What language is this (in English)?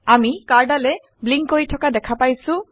Assamese